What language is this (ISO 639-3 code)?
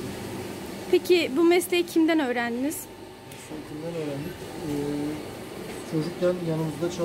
tur